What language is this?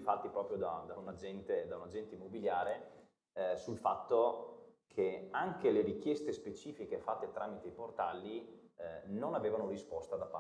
Italian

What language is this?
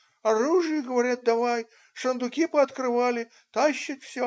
Russian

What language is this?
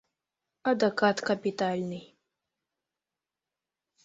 Mari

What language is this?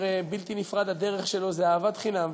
Hebrew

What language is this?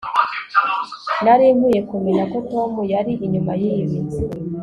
Kinyarwanda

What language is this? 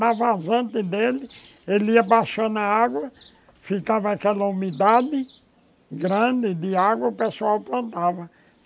Portuguese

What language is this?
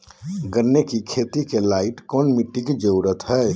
Magahi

